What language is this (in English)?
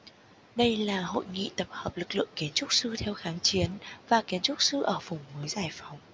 Vietnamese